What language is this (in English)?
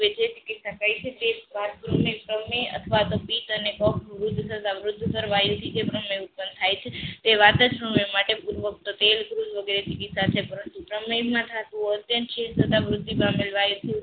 Gujarati